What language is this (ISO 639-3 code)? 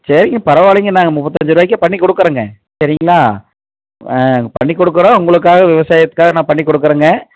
tam